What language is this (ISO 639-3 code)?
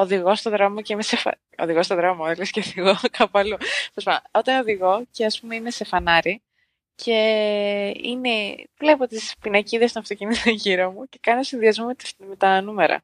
ell